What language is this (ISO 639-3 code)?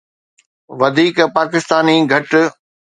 snd